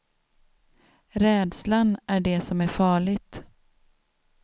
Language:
Swedish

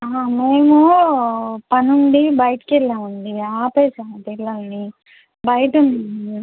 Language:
Telugu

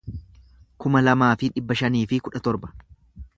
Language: Oromo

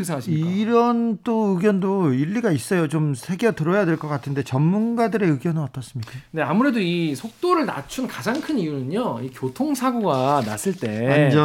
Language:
Korean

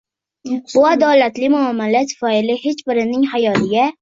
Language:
Uzbek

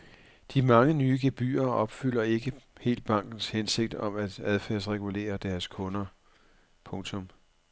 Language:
Danish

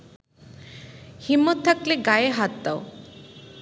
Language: Bangla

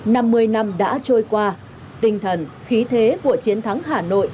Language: Vietnamese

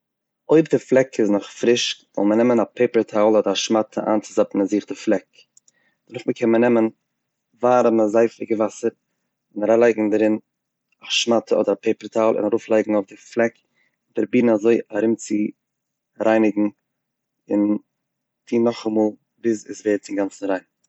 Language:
Yiddish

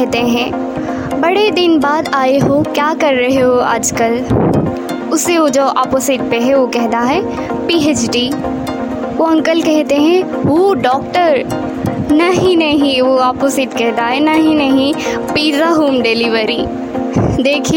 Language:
Hindi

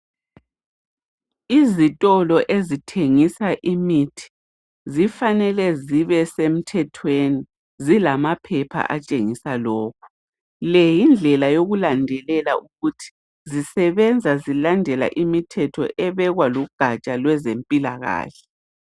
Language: North Ndebele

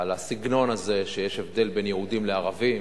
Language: Hebrew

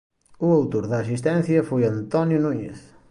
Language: Galician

